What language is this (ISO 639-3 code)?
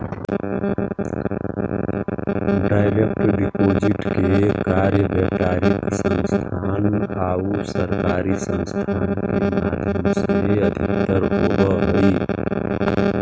mag